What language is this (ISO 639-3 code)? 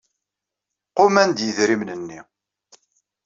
kab